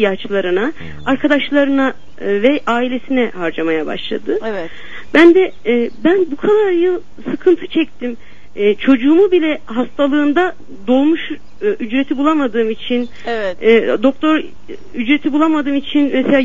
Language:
Turkish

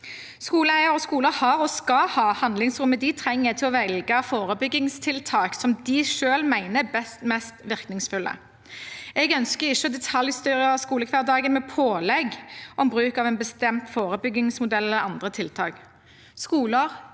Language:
Norwegian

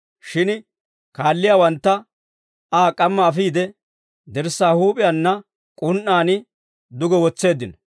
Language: Dawro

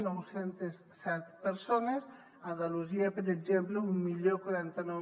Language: Catalan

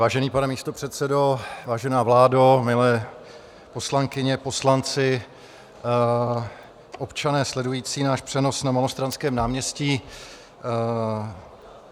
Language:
Czech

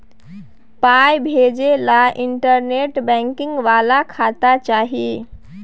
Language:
Maithili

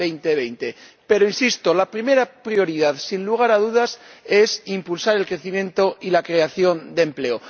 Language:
Spanish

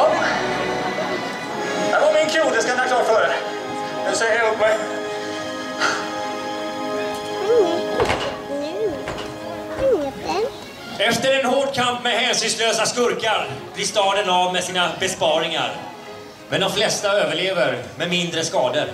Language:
Swedish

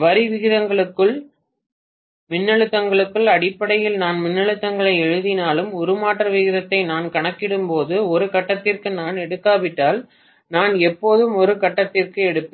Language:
Tamil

